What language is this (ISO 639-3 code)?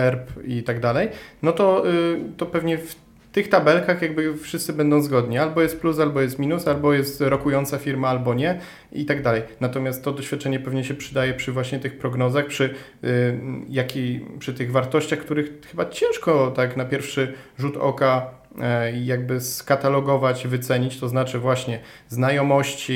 pol